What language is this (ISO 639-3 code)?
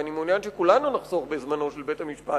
heb